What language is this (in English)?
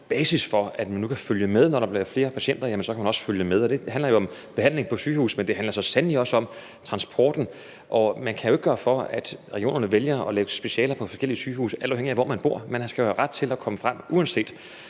Danish